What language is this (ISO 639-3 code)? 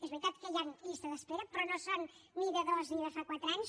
cat